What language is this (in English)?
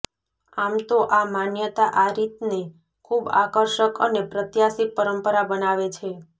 Gujarati